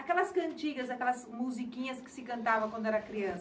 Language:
Portuguese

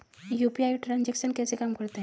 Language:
Hindi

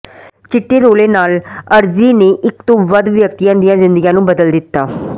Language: Punjabi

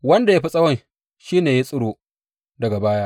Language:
Hausa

